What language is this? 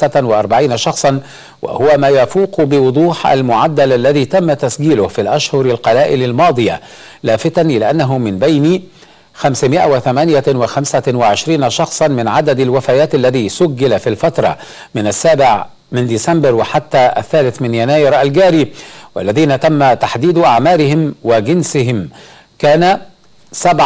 Arabic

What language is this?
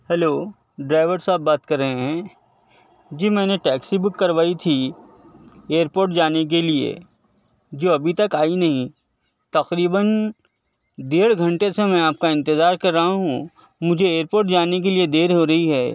Urdu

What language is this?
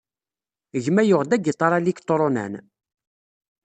Kabyle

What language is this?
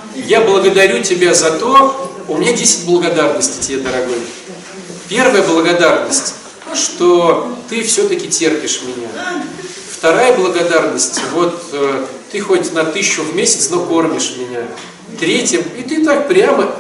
Russian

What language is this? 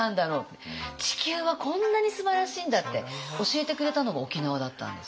Japanese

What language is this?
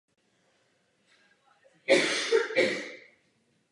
Czech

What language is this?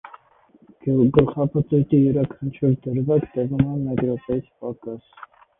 Armenian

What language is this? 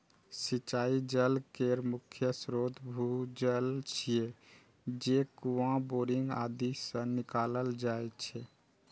Maithili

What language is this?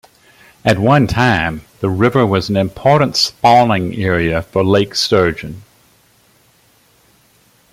English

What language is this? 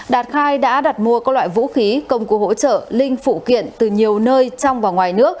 Vietnamese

